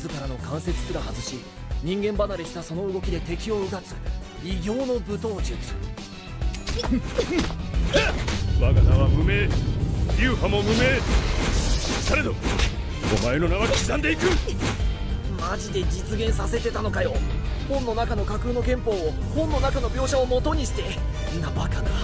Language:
Japanese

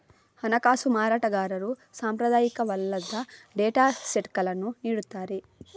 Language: Kannada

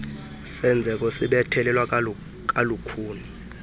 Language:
Xhosa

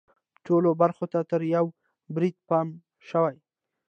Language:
Pashto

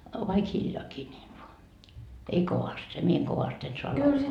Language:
Finnish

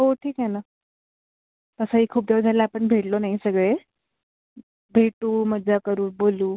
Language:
Marathi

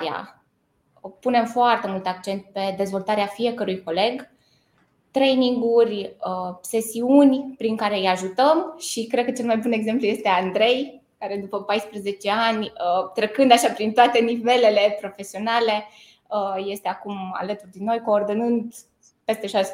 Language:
Romanian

